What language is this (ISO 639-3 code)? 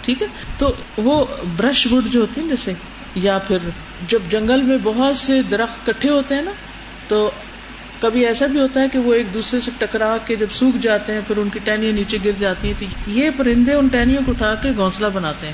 urd